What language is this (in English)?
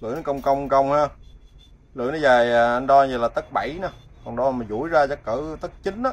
Vietnamese